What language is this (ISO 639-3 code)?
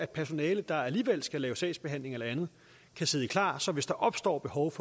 dan